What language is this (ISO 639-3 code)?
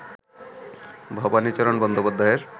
ben